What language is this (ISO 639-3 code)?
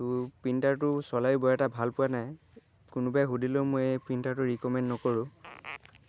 asm